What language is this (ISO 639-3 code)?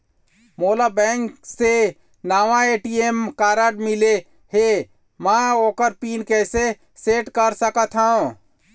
hne